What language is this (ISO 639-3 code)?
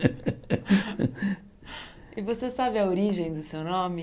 por